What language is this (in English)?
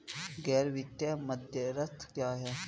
Hindi